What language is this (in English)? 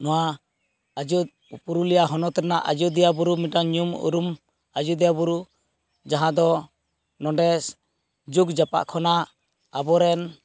Santali